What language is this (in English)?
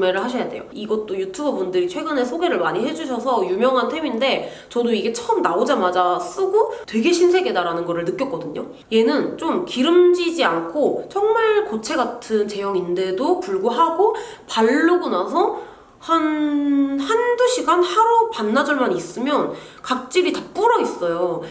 Korean